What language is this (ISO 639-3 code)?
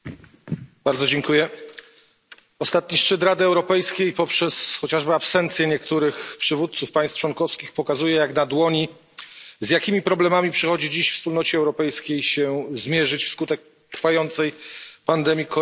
pol